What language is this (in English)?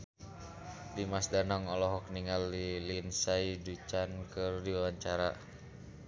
Sundanese